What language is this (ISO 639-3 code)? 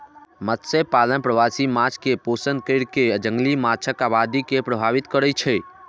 mai